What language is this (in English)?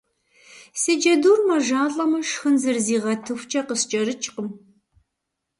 Kabardian